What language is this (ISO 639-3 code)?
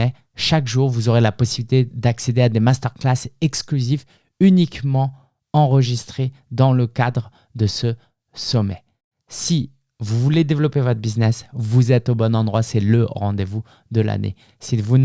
fra